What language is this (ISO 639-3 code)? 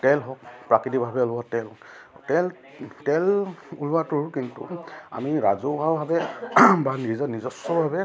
asm